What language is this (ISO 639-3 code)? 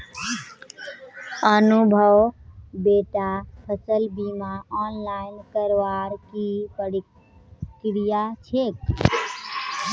mag